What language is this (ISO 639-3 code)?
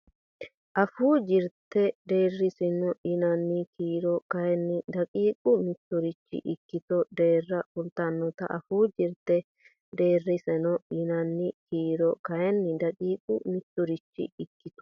sid